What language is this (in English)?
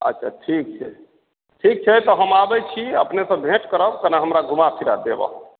Maithili